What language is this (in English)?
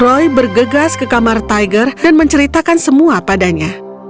Indonesian